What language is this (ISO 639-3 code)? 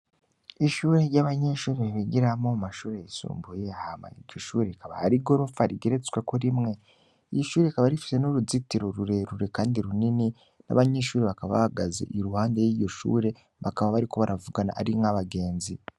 run